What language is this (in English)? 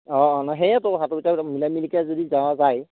Assamese